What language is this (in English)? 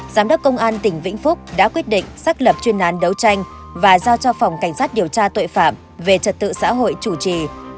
Vietnamese